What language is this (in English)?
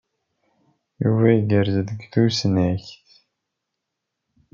Kabyle